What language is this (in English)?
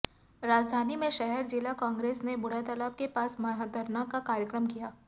Hindi